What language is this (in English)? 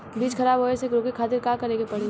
Bhojpuri